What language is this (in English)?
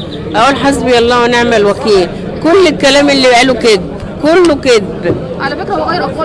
Arabic